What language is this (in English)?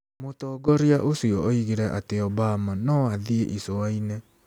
Kikuyu